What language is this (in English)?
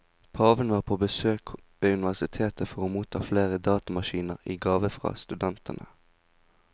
Norwegian